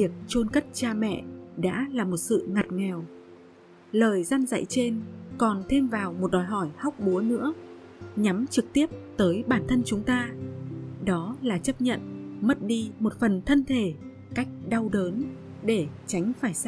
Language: Vietnamese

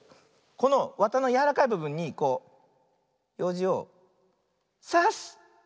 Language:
Japanese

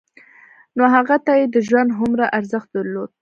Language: Pashto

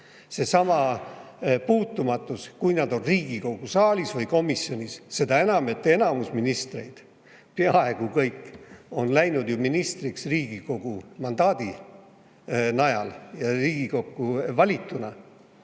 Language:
Estonian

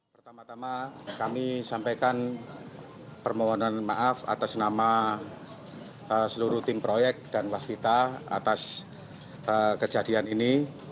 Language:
Indonesian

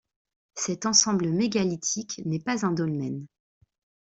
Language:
French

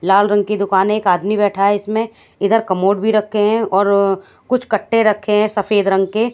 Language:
Hindi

